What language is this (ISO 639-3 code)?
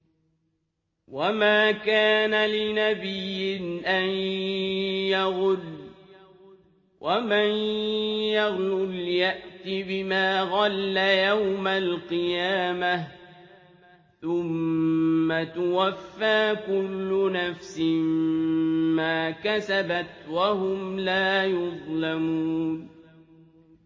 ara